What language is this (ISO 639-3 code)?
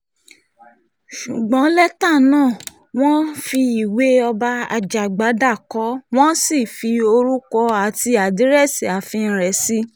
yor